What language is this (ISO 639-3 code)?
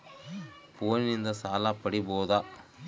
kan